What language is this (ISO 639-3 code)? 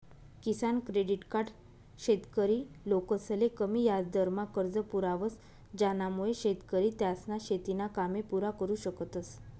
mar